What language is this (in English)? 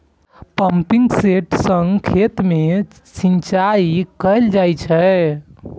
Maithili